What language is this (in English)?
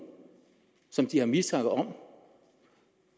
Danish